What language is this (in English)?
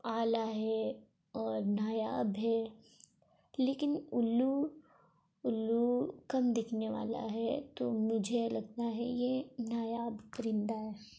Urdu